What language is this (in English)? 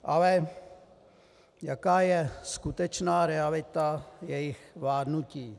Czech